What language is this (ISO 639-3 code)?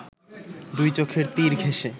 ben